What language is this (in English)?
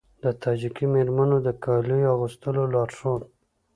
Pashto